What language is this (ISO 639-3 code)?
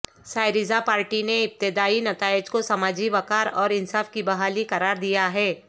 urd